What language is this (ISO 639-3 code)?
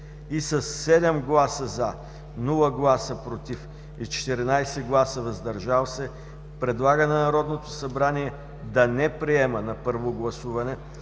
bul